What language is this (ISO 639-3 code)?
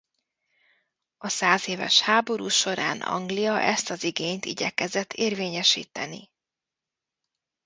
hun